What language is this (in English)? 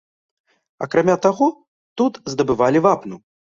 Belarusian